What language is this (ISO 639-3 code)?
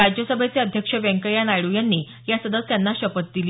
mar